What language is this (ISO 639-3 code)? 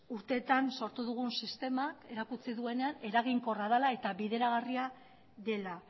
eus